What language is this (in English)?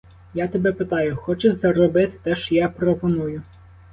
Ukrainian